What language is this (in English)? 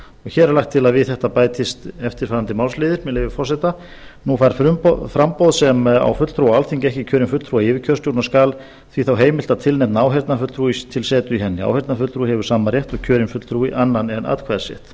Icelandic